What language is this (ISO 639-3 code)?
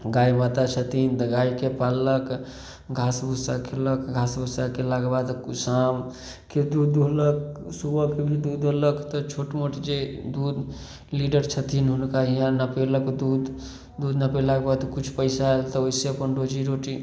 mai